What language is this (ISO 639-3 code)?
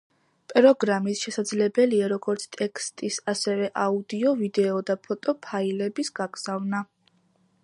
kat